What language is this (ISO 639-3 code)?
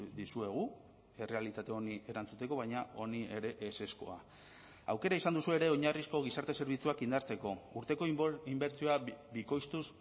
eus